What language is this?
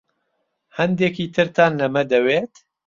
Central Kurdish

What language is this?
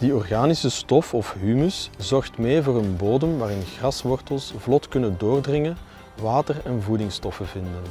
Dutch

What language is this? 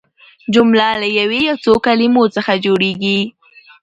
Pashto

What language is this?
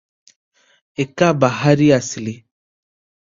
Odia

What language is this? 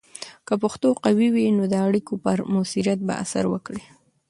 Pashto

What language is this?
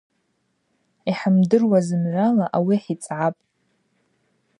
Abaza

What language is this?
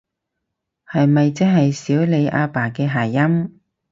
Cantonese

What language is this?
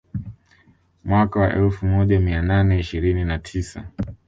Swahili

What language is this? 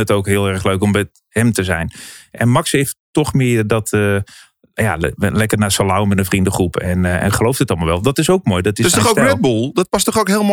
Dutch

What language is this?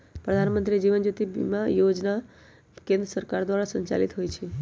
Magahi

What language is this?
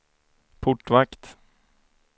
Swedish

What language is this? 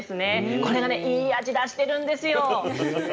Japanese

